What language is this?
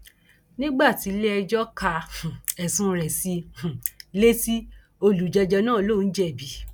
Yoruba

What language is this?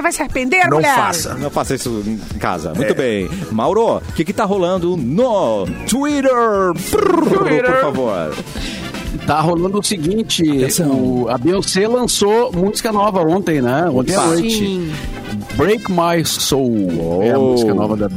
Portuguese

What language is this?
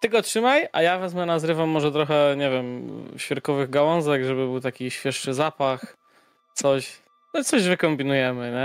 Polish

